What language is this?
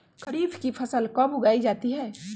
Magahi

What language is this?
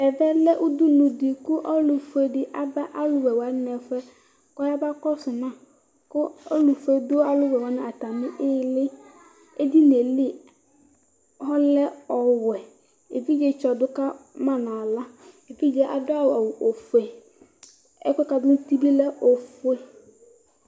Ikposo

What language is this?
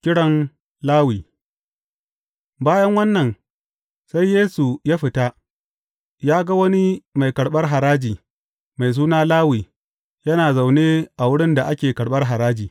Hausa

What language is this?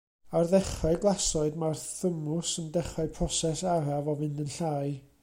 Welsh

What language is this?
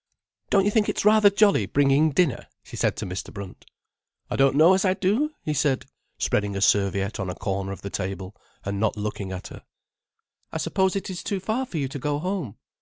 English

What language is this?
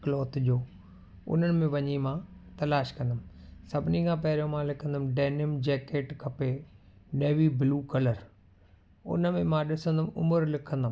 Sindhi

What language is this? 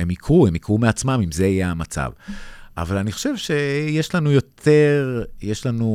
Hebrew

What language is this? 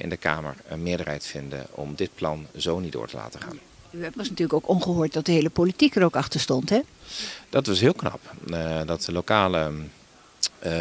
Dutch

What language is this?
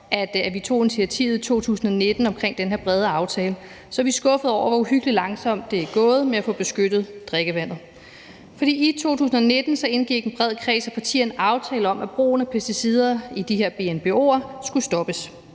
Danish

